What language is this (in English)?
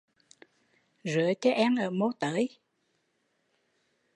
Vietnamese